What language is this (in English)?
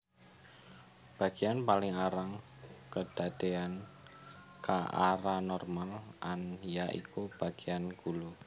Javanese